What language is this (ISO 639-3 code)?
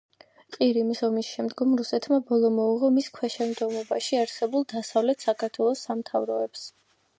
kat